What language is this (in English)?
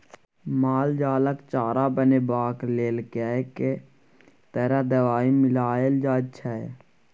Maithili